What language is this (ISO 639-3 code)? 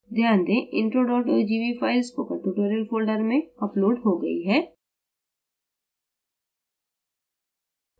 hin